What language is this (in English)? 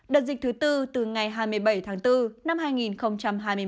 Vietnamese